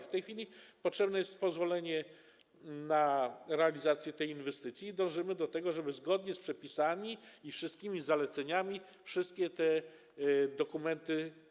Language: Polish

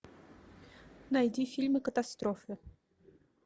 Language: Russian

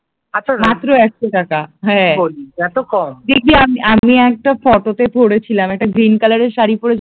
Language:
Bangla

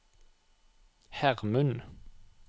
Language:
Norwegian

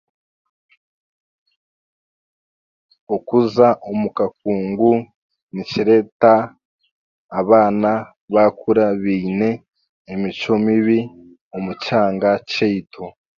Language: Chiga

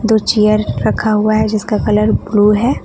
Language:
Hindi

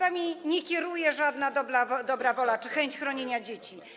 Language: Polish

